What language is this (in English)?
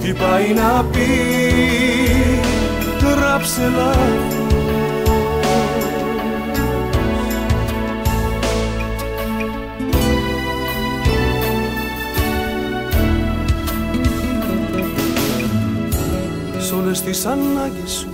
Greek